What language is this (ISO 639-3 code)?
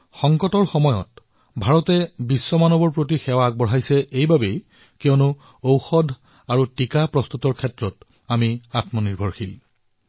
asm